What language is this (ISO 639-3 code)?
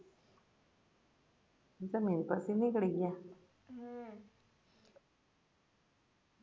guj